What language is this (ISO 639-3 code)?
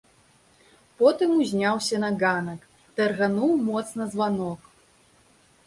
bel